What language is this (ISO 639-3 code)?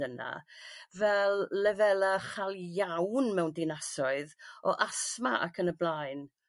cym